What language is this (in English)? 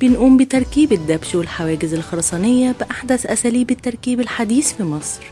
Arabic